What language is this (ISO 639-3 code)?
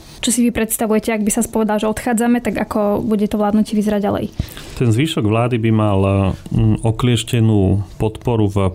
slk